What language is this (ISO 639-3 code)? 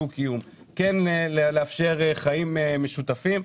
heb